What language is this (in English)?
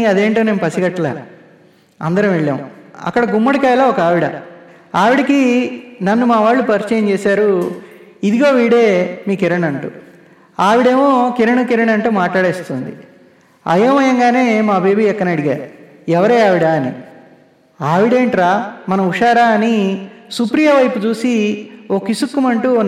Telugu